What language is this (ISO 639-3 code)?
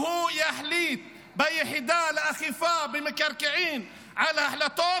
heb